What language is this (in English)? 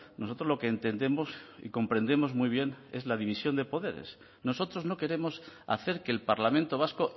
Spanish